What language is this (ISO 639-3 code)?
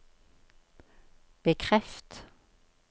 nor